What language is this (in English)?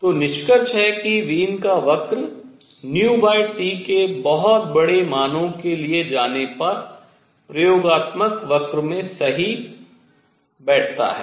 Hindi